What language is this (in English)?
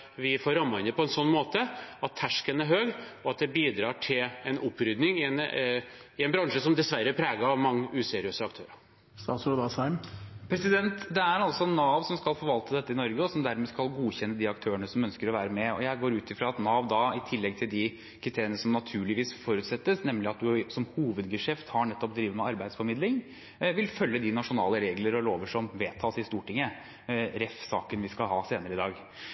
Norwegian Bokmål